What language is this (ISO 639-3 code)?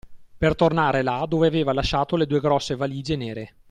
ita